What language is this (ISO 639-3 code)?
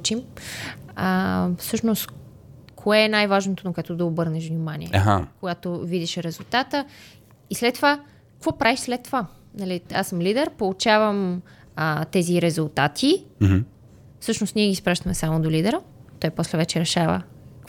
bul